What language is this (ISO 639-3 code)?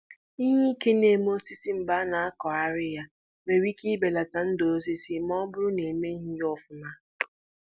ibo